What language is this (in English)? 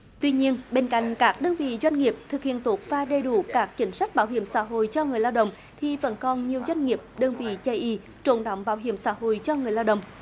Vietnamese